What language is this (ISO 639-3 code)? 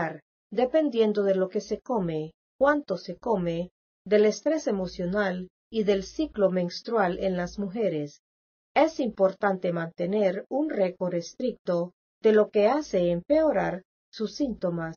spa